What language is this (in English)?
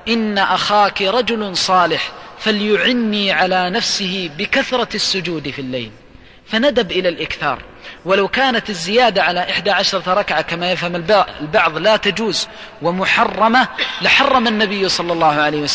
Arabic